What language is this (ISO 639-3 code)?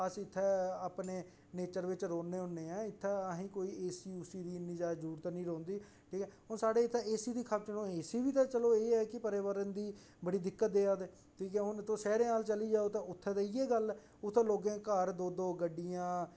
doi